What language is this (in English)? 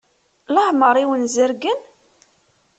Kabyle